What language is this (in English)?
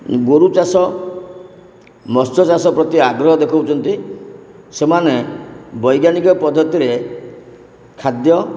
Odia